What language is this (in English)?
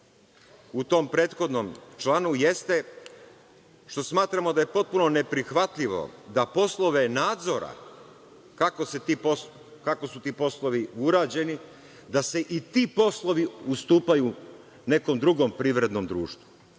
Serbian